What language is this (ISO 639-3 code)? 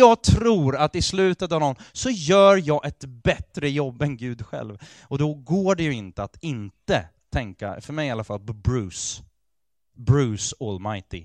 swe